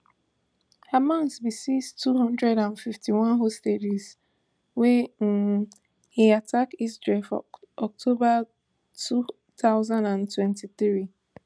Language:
Nigerian Pidgin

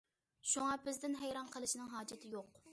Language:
Uyghur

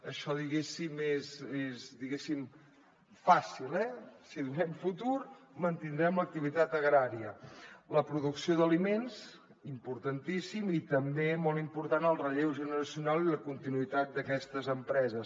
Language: Catalan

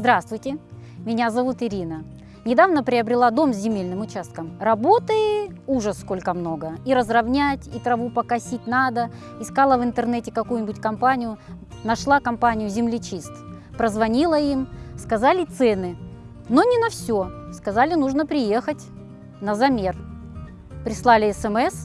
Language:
Russian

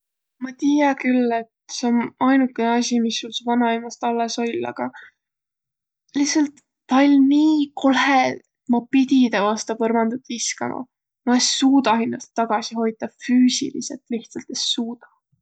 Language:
Võro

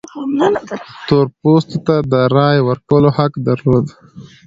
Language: Pashto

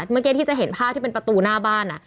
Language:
Thai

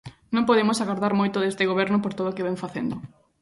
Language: Galician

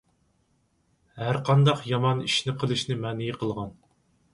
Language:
Uyghur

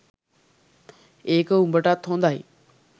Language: Sinhala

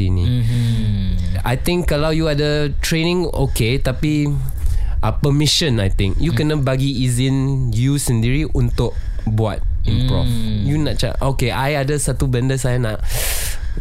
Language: Malay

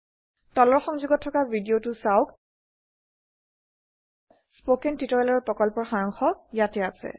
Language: Assamese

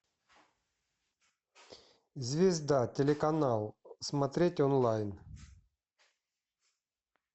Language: Russian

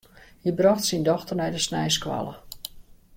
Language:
Western Frisian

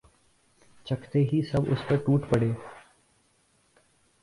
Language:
Urdu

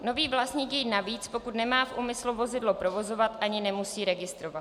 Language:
Czech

